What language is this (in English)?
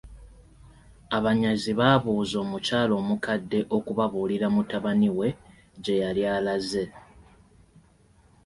Ganda